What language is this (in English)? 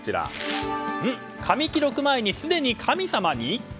Japanese